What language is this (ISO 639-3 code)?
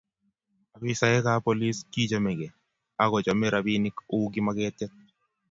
kln